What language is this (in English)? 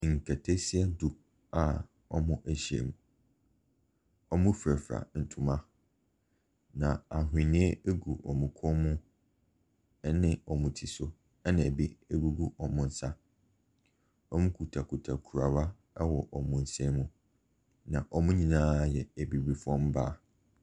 Akan